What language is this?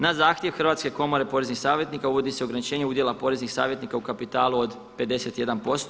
Croatian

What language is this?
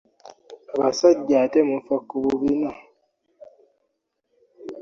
Ganda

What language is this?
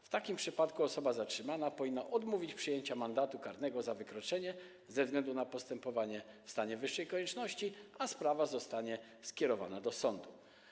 Polish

